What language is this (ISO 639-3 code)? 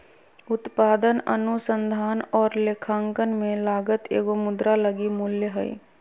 mag